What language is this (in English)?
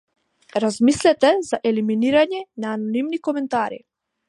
Macedonian